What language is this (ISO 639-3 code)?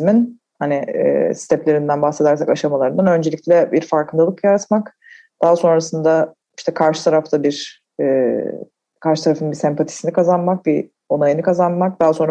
tur